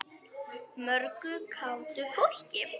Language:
Icelandic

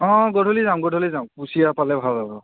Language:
Assamese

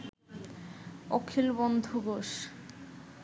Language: Bangla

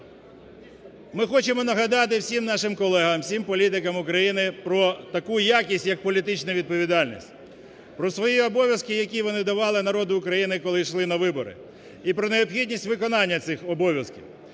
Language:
Ukrainian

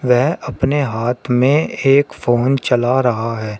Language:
Hindi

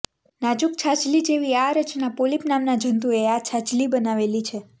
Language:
Gujarati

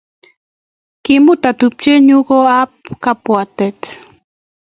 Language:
Kalenjin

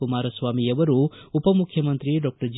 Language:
Kannada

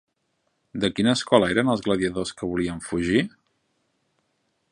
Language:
Catalan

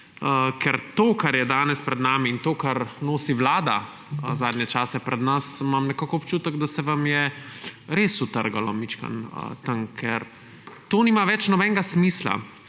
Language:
Slovenian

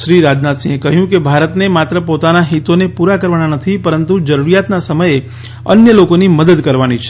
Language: Gujarati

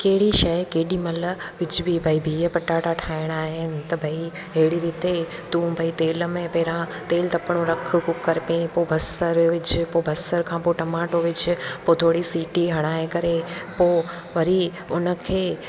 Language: Sindhi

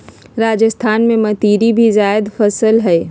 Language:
Magahi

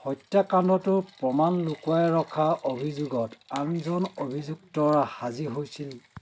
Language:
Assamese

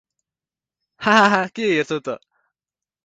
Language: Nepali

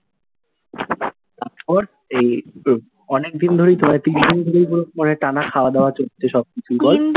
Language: Bangla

